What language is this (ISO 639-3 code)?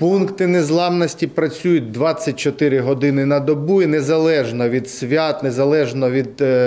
ukr